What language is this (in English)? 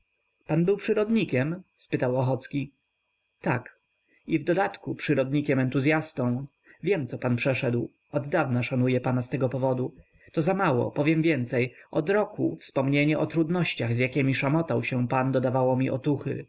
Polish